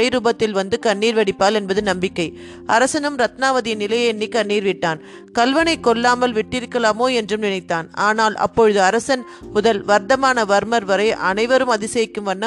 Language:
Tamil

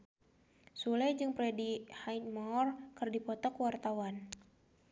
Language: Sundanese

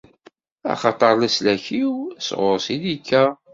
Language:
Kabyle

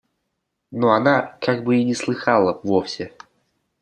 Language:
Russian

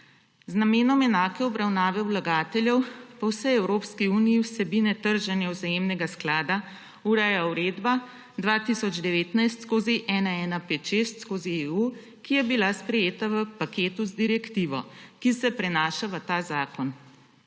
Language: Slovenian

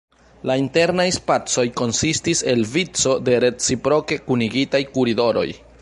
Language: Esperanto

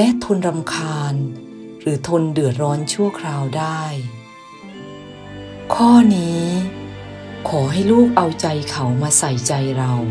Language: Thai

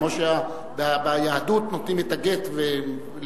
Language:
Hebrew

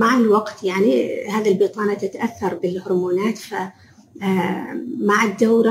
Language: Arabic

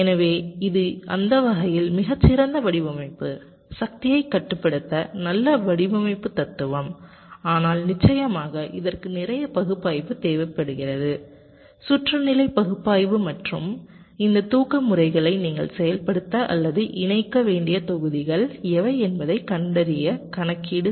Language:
Tamil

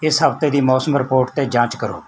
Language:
Punjabi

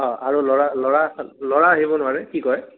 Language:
Assamese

